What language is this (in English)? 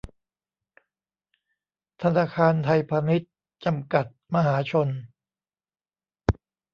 Thai